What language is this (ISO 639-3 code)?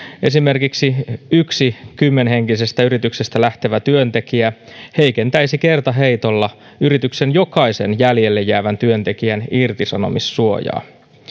fin